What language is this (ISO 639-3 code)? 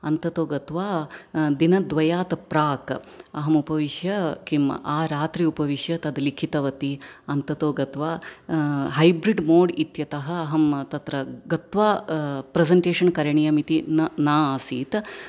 san